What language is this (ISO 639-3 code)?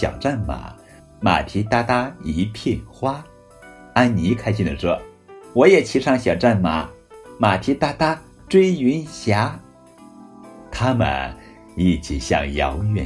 zho